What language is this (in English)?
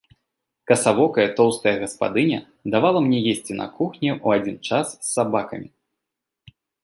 Belarusian